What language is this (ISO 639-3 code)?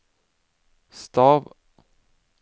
nor